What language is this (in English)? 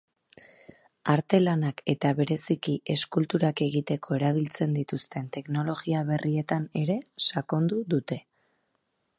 Basque